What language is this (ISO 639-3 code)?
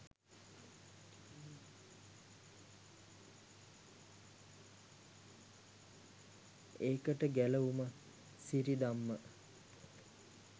sin